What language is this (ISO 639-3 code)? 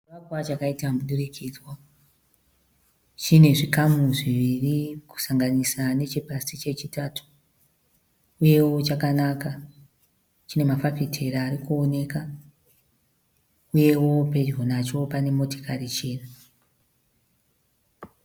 sna